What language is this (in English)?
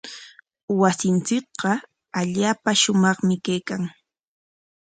Corongo Ancash Quechua